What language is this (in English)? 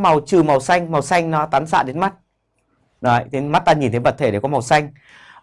Vietnamese